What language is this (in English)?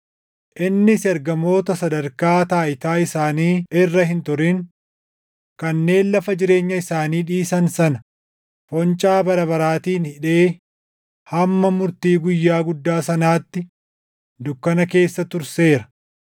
Oromo